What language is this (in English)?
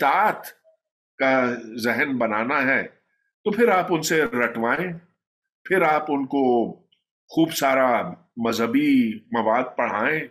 Urdu